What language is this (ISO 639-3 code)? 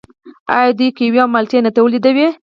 pus